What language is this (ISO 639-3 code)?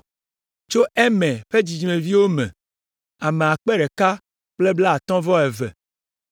ewe